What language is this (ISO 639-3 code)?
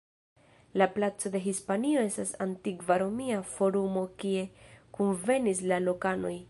epo